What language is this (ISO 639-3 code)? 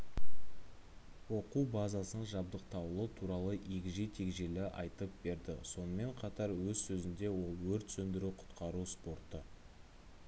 kaz